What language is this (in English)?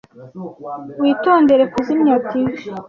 Kinyarwanda